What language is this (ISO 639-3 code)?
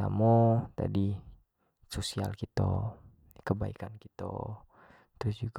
jax